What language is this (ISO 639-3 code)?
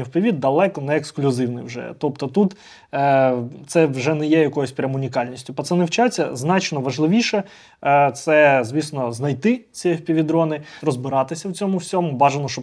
ukr